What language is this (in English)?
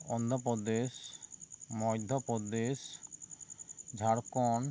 Santali